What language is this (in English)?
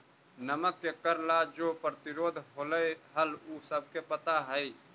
Magahi